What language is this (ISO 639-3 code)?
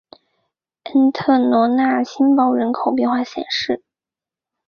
zho